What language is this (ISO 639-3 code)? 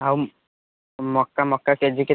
ori